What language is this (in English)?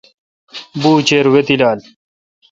Kalkoti